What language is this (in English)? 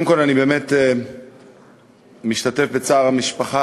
Hebrew